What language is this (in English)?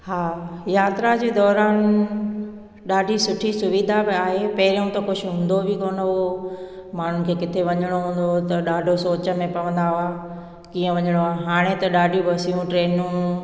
Sindhi